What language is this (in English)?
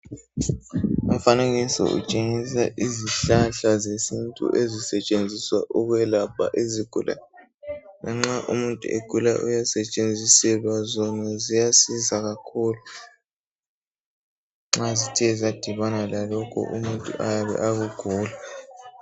North Ndebele